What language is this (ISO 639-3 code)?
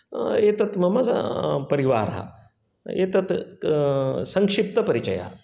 san